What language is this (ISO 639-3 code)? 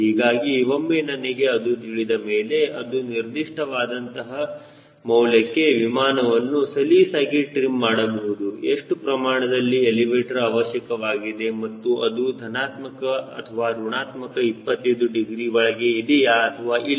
kan